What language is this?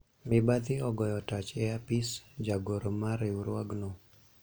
Luo (Kenya and Tanzania)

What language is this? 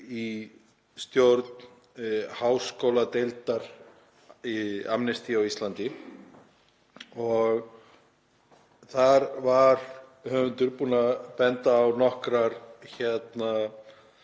Icelandic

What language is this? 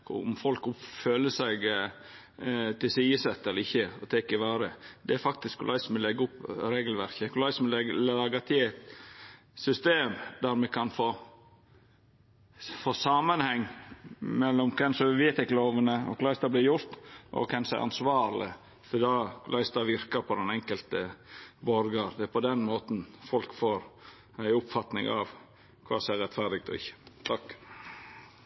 Norwegian Nynorsk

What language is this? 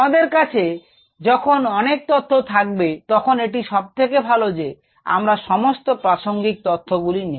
Bangla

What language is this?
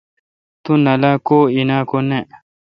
Kalkoti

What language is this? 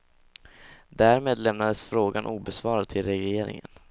Swedish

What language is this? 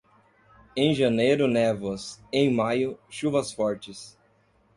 Portuguese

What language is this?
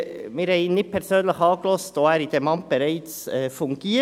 Swiss German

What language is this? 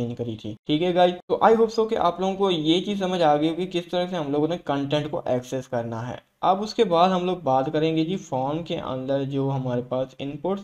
Hindi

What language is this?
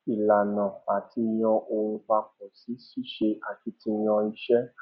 Yoruba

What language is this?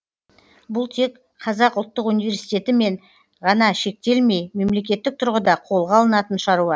Kazakh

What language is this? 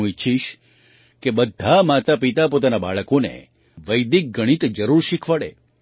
Gujarati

